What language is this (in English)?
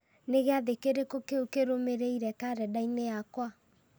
Kikuyu